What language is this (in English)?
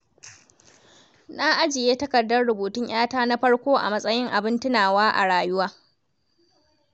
Hausa